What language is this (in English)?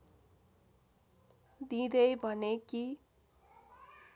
Nepali